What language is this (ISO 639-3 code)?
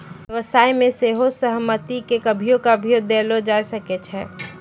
mai